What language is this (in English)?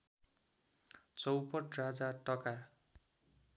Nepali